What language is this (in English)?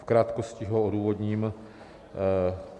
Czech